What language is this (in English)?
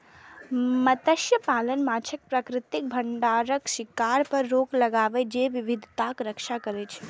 Maithili